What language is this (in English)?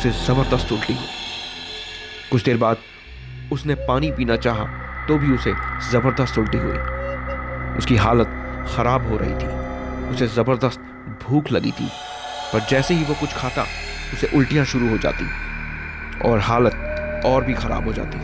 Hindi